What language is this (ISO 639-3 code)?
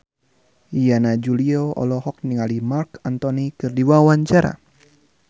sun